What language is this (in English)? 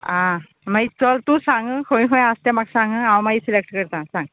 Konkani